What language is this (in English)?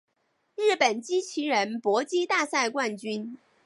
Chinese